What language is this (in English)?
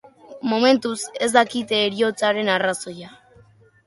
Basque